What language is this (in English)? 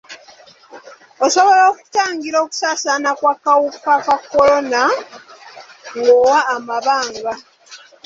Ganda